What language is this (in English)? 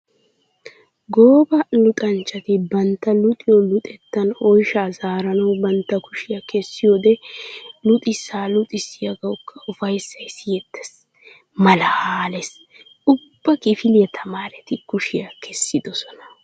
Wolaytta